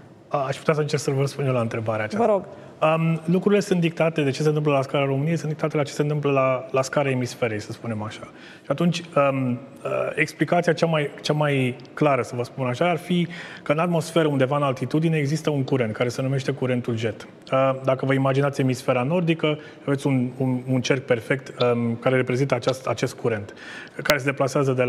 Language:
Romanian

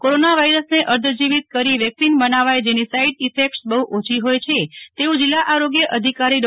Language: Gujarati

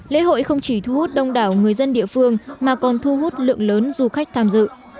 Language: Vietnamese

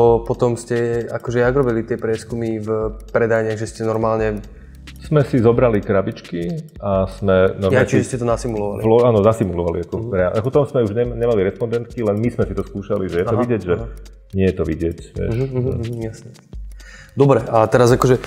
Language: Slovak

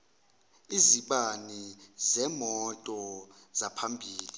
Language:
Zulu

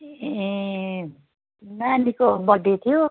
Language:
Nepali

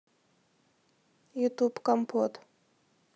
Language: Russian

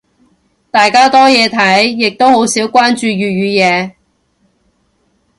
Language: Cantonese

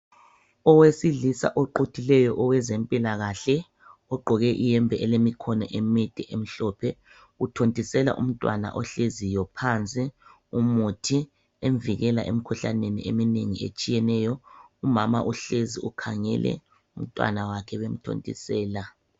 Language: North Ndebele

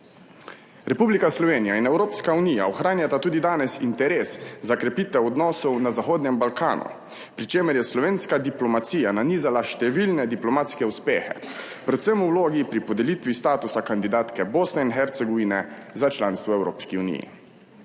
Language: Slovenian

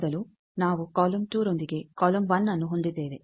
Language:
Kannada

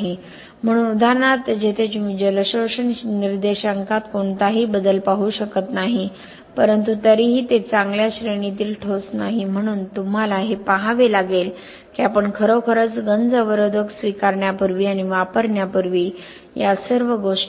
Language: Marathi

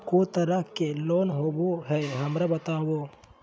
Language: Magahi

